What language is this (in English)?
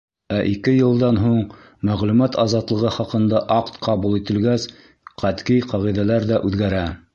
Bashkir